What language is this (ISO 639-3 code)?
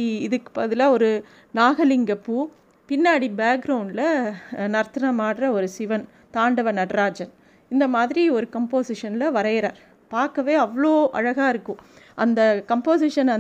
tam